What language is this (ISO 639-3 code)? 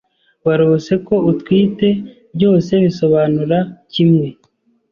kin